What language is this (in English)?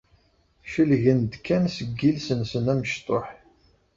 Kabyle